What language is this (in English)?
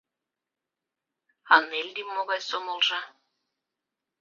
Mari